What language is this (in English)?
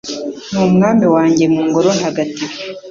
Kinyarwanda